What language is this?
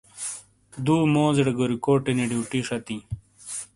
Shina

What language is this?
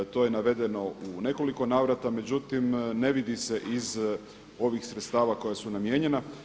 Croatian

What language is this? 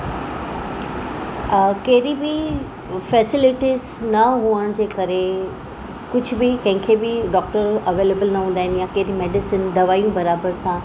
Sindhi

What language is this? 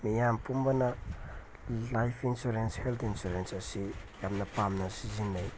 Manipuri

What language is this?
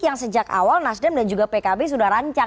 Indonesian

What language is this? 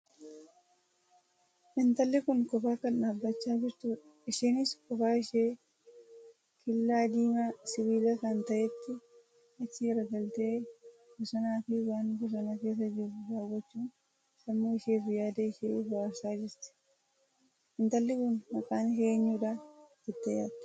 Oromo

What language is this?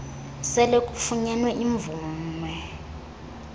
Xhosa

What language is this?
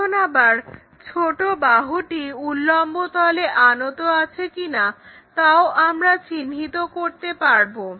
Bangla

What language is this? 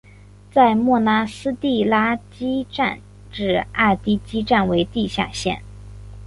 Chinese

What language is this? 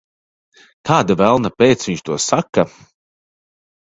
Latvian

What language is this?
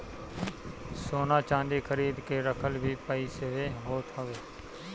Bhojpuri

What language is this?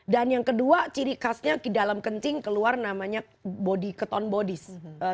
Indonesian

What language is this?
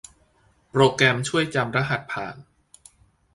Thai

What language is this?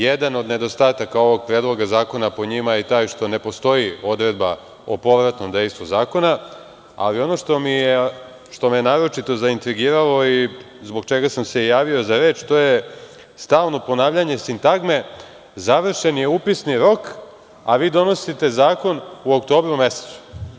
Serbian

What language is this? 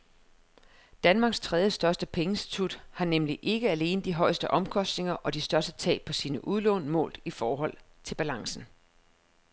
Danish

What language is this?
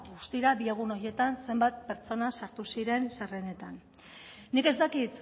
Basque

